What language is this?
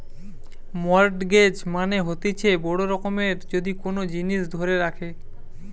Bangla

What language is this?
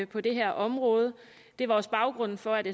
Danish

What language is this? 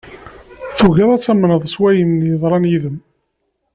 Kabyle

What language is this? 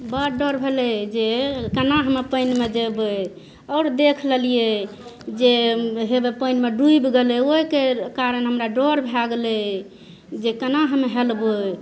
Maithili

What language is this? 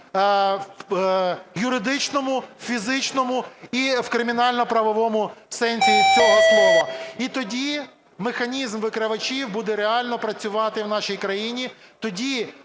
Ukrainian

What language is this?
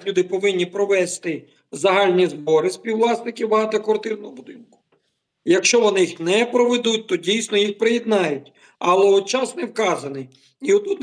Ukrainian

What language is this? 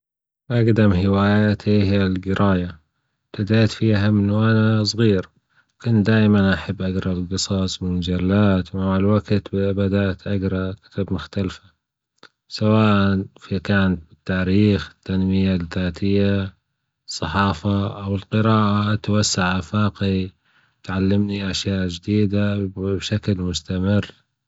Gulf Arabic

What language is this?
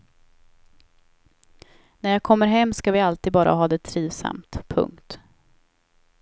Swedish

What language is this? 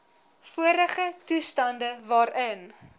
Afrikaans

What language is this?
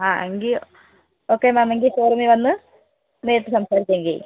Malayalam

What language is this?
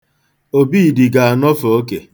Igbo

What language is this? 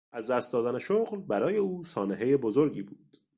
Persian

